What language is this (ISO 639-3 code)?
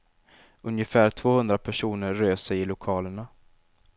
swe